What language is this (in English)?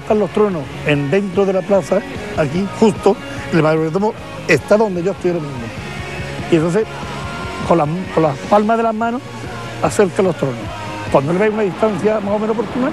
Spanish